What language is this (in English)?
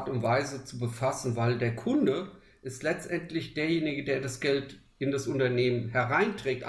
German